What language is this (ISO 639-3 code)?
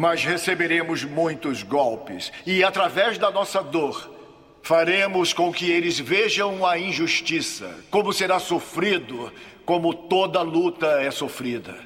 por